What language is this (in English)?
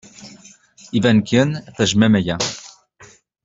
Kabyle